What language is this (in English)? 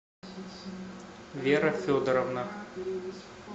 Russian